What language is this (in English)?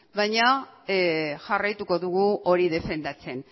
Basque